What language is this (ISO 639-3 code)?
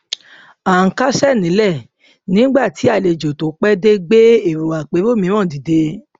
yor